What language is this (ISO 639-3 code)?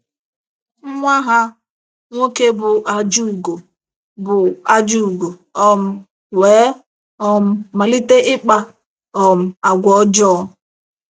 ibo